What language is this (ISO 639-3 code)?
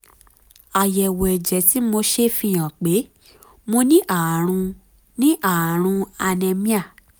yor